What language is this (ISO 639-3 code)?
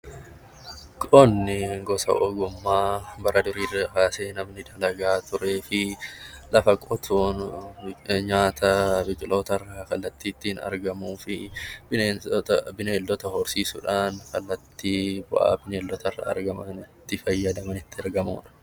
orm